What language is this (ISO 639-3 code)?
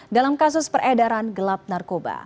ind